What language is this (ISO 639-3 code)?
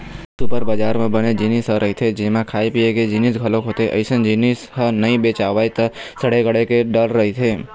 hne